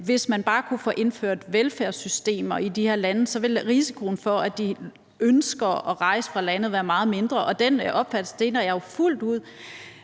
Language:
Danish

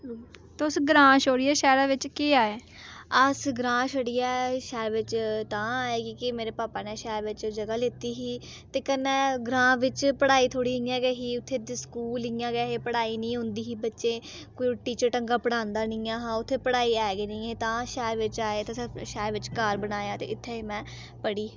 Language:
Dogri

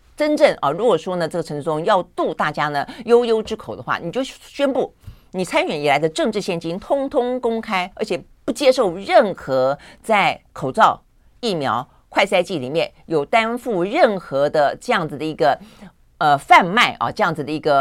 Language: Chinese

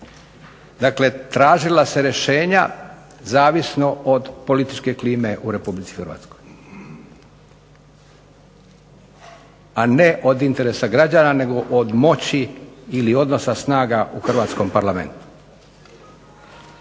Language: Croatian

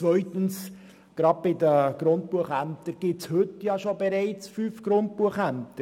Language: Swiss German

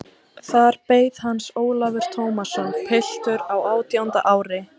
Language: Icelandic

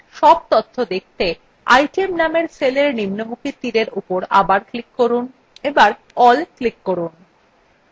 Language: Bangla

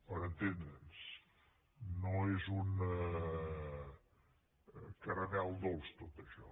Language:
Catalan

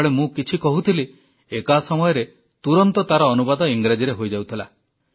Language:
Odia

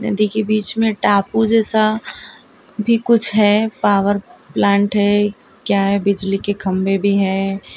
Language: Hindi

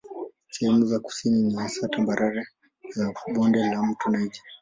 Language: Swahili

